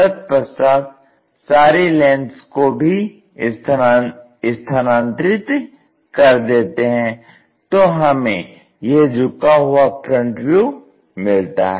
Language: Hindi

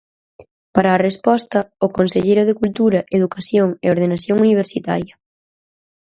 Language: Galician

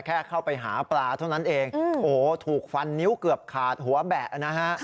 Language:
Thai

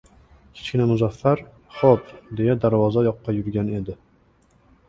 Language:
Uzbek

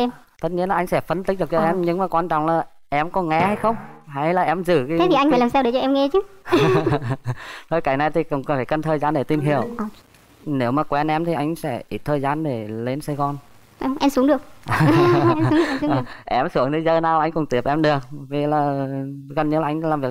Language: Vietnamese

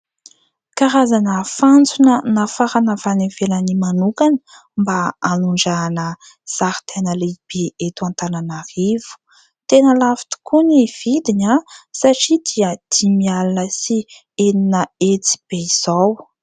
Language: Malagasy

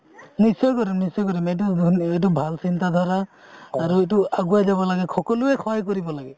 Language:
Assamese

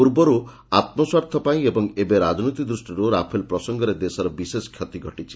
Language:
Odia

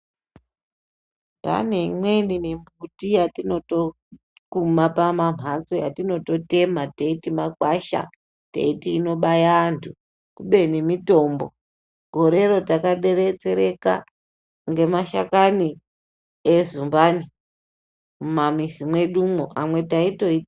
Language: Ndau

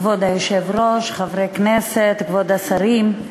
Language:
Hebrew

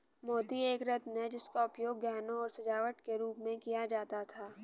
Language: Hindi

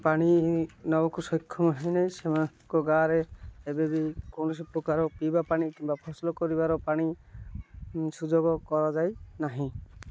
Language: Odia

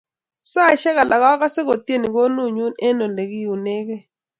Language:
Kalenjin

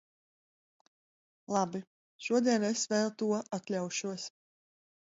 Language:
Latvian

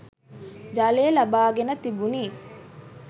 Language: Sinhala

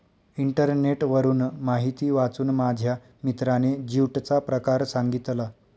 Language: Marathi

